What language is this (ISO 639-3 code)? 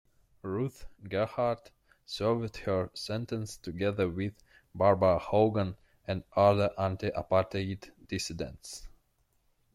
eng